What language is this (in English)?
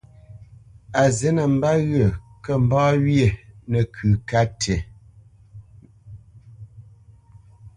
Bamenyam